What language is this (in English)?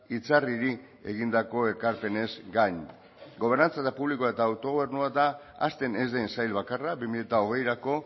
Basque